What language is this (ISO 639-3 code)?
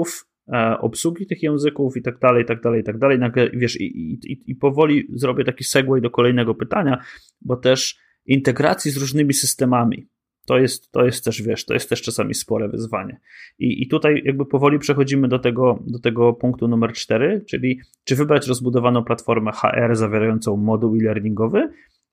pol